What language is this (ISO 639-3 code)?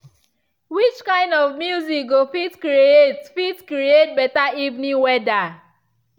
pcm